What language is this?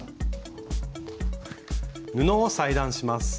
Japanese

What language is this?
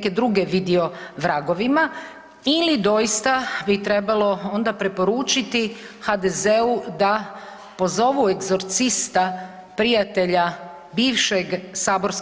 Croatian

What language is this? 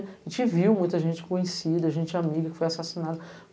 Portuguese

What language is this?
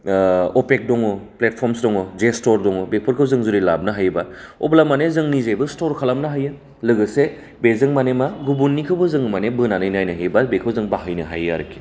Bodo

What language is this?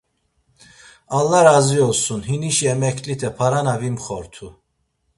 Laz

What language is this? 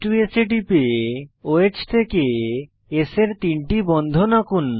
Bangla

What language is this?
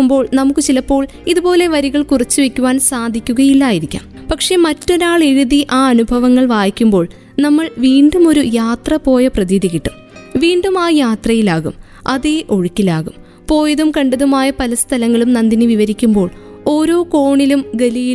Malayalam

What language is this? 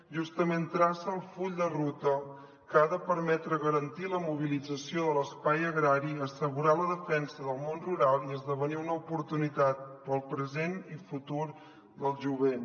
Catalan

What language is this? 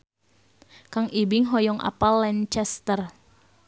Sundanese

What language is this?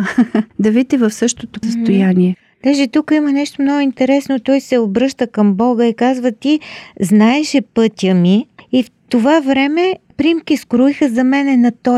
Bulgarian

